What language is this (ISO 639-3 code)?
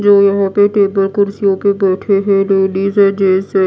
hin